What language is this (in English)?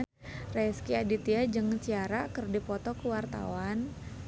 Sundanese